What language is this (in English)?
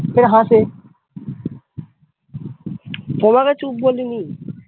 Bangla